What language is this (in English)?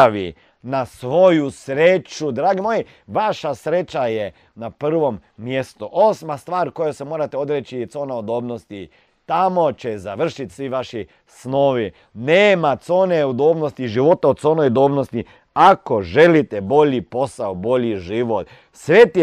Croatian